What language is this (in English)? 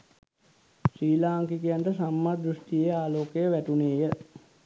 Sinhala